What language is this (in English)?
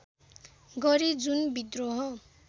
Nepali